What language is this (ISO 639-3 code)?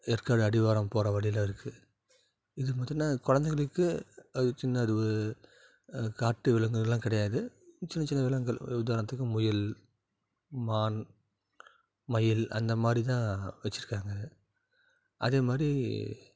tam